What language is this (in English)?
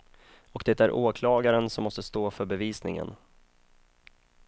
Swedish